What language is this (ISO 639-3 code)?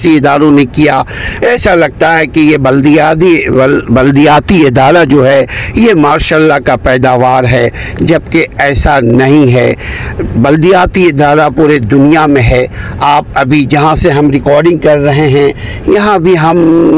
urd